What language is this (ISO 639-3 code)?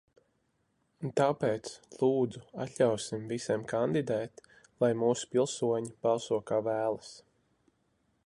lav